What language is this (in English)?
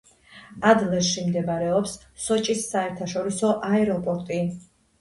Georgian